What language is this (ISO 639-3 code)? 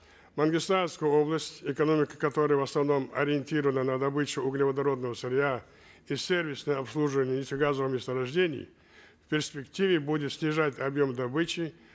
kaz